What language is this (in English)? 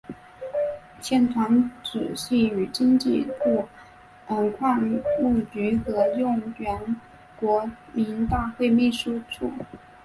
Chinese